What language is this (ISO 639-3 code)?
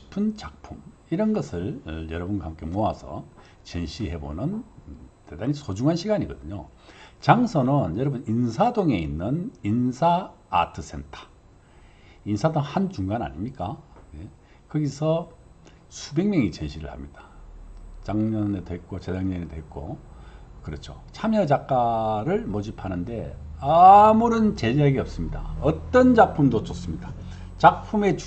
kor